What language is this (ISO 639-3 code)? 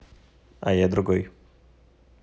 rus